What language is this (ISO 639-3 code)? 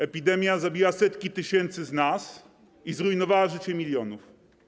pol